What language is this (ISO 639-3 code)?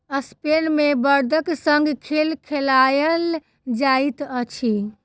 mai